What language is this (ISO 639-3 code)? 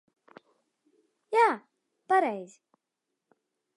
lav